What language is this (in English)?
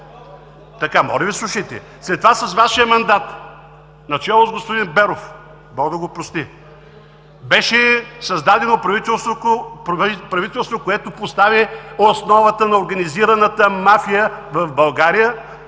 Bulgarian